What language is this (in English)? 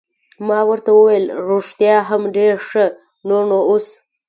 Pashto